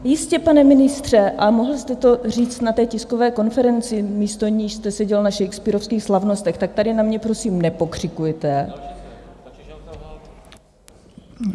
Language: Czech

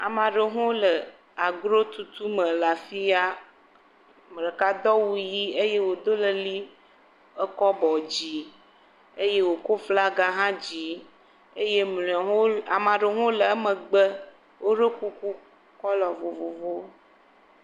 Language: Ewe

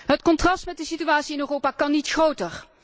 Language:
Dutch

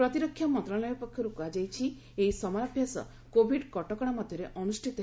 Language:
Odia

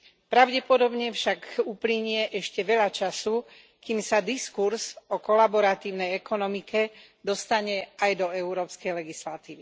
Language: Slovak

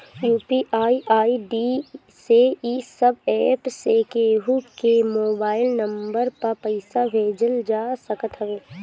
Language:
Bhojpuri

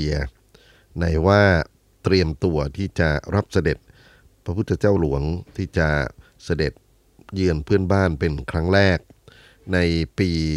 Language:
Thai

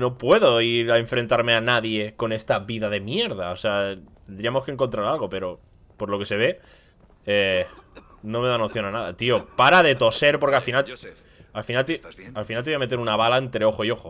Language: Spanish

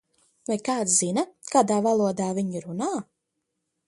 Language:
Latvian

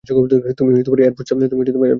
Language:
Bangla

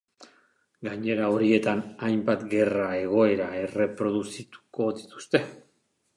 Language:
Basque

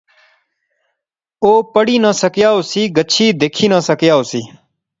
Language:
Pahari-Potwari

